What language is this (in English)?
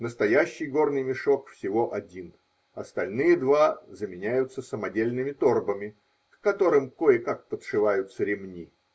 Russian